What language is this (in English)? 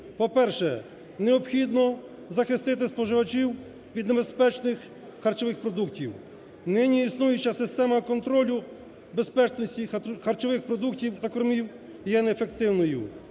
Ukrainian